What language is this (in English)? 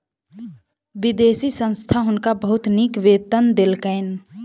Maithili